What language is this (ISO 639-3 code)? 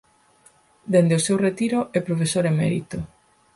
glg